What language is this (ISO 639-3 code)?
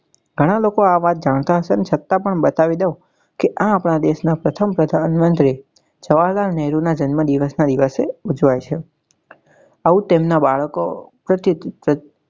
guj